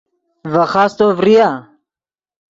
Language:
Yidgha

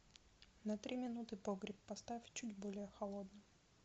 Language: Russian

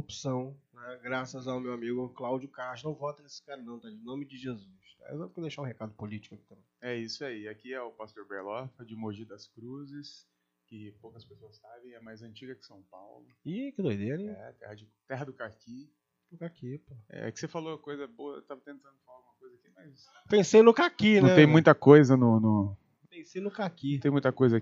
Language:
Portuguese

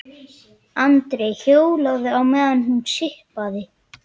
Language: Icelandic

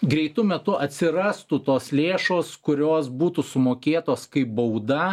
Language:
Lithuanian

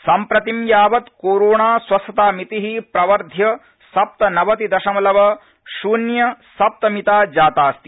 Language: Sanskrit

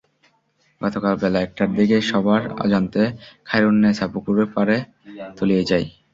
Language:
Bangla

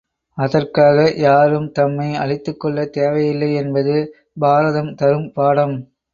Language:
Tamil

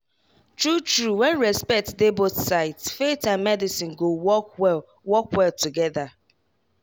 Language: Nigerian Pidgin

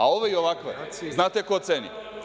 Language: Serbian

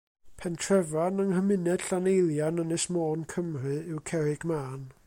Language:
Welsh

